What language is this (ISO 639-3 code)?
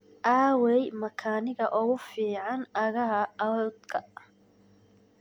som